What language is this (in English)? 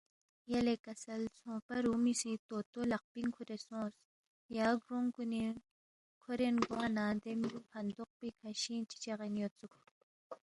Balti